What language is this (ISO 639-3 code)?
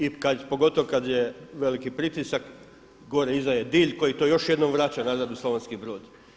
hrv